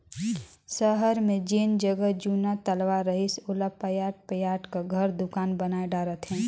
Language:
Chhattisgarhi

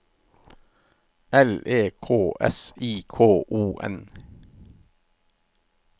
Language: Norwegian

